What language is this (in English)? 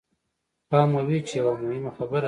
Pashto